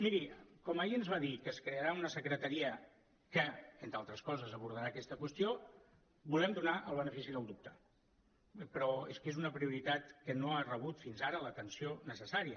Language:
Catalan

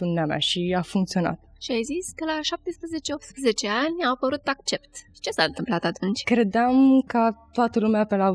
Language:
Romanian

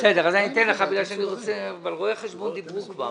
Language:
Hebrew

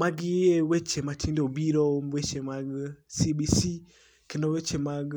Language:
Luo (Kenya and Tanzania)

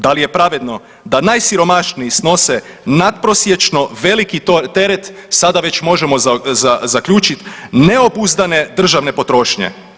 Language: Croatian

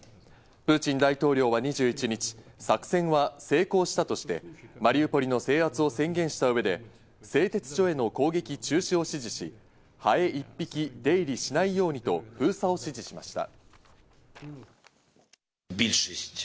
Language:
Japanese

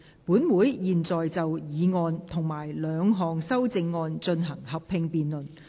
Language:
Cantonese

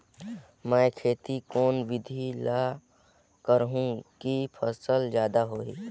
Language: Chhattisgarhi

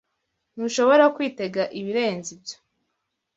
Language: Kinyarwanda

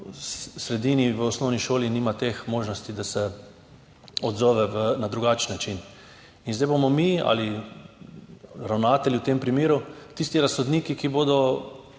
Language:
Slovenian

